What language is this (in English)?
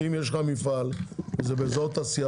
Hebrew